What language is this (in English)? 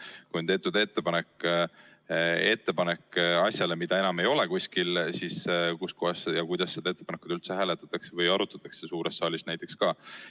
Estonian